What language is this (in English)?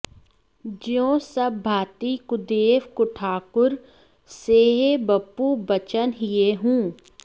Sanskrit